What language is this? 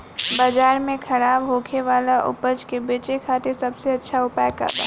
Bhojpuri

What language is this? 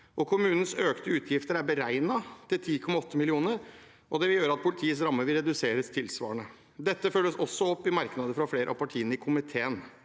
Norwegian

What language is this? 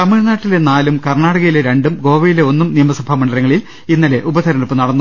Malayalam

